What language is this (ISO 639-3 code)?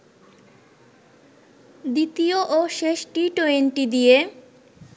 ben